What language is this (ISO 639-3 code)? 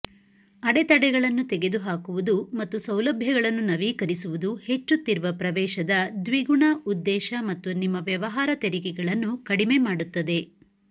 kan